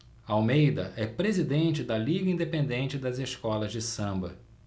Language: Portuguese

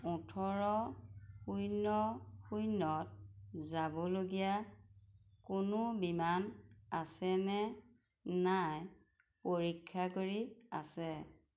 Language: Assamese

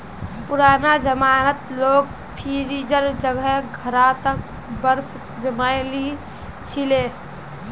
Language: Magahi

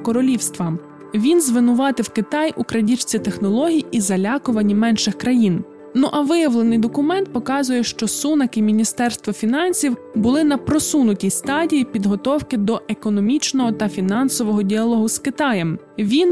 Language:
Ukrainian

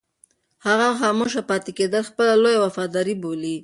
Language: Pashto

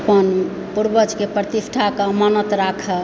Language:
Maithili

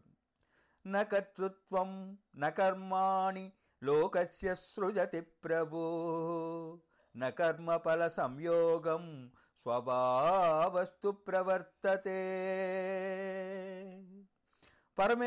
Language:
Telugu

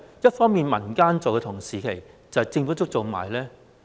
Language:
Cantonese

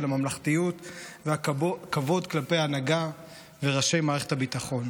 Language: Hebrew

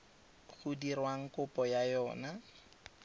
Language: Tswana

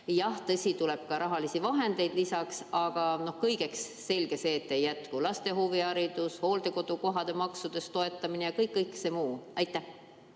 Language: Estonian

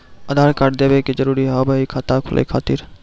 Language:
Maithili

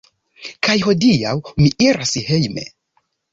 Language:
Esperanto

